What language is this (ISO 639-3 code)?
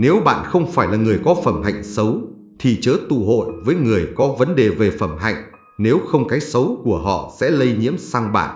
vie